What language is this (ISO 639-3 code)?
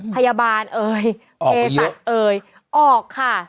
tha